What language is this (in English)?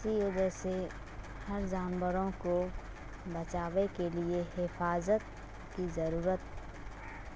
Urdu